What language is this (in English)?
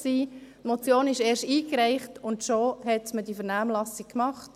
Swiss German